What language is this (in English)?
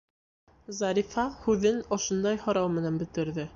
Bashkir